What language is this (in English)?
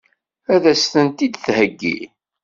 Kabyle